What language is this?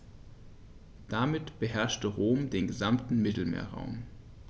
German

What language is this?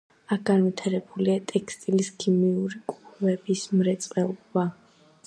Georgian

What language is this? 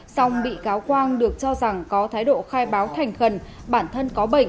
Vietnamese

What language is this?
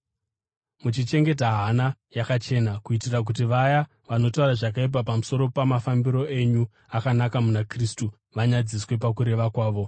Shona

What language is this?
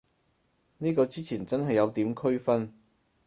Cantonese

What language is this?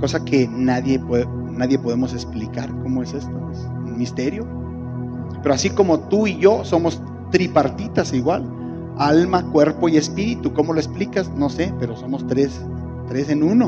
Spanish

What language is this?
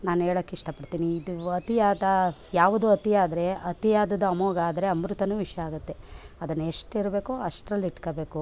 Kannada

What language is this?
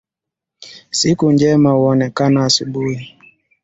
Swahili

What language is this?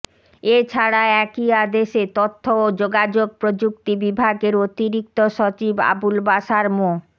Bangla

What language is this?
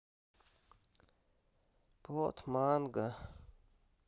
Russian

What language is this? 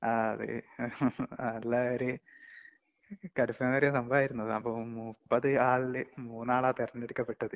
Malayalam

